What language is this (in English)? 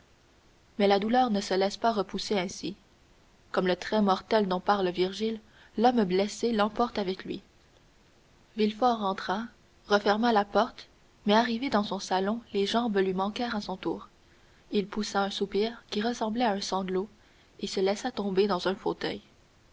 French